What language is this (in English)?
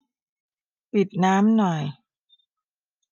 Thai